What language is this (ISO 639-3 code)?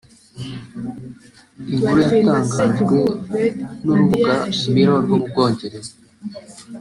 kin